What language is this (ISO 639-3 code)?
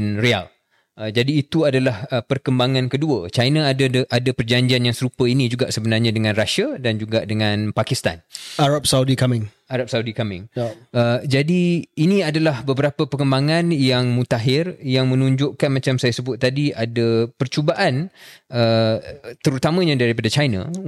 msa